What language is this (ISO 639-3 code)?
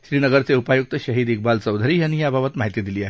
mar